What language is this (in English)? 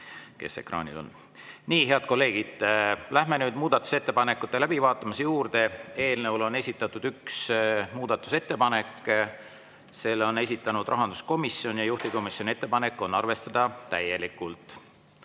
Estonian